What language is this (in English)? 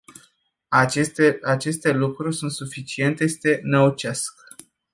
Romanian